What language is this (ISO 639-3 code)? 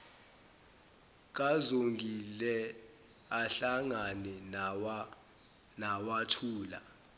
zul